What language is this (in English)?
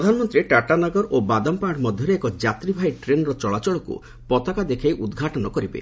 Odia